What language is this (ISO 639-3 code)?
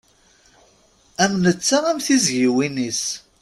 kab